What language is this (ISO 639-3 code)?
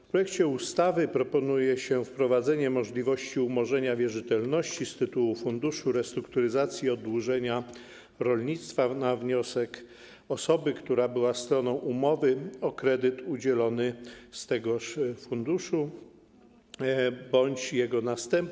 pol